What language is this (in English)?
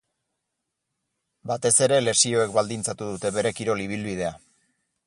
Basque